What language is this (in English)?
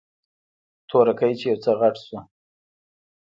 Pashto